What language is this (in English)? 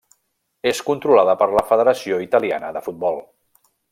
Catalan